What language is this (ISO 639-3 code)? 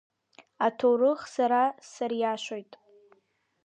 abk